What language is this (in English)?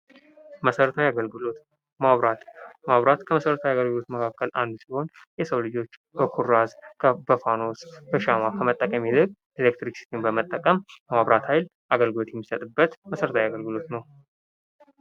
Amharic